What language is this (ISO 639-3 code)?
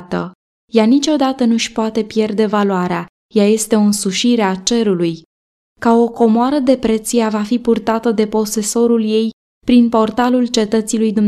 ron